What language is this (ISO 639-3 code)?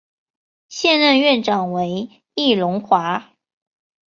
zho